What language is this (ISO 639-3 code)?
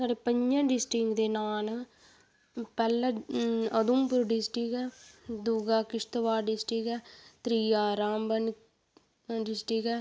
doi